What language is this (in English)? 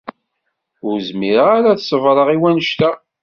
Kabyle